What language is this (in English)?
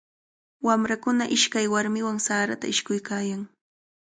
Cajatambo North Lima Quechua